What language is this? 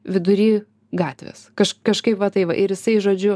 Lithuanian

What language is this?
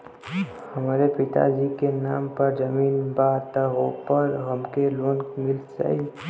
Bhojpuri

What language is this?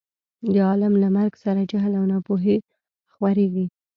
Pashto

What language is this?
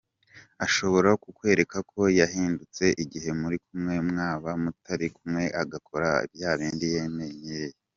Kinyarwanda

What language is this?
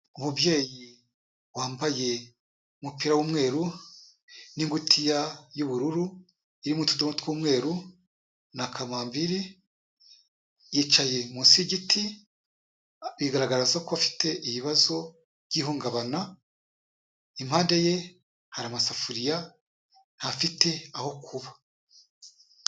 Kinyarwanda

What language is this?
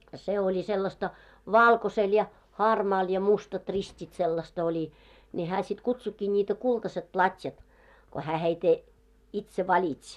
Finnish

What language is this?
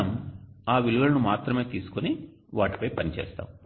Telugu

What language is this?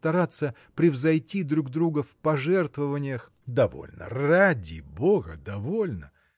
Russian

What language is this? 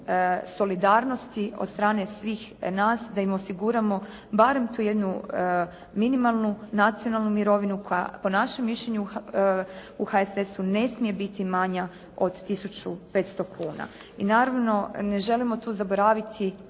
Croatian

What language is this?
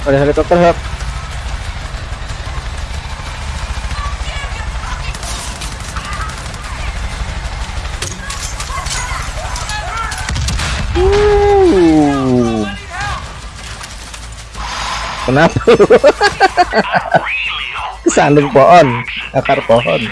Indonesian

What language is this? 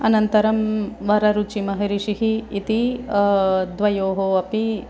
Sanskrit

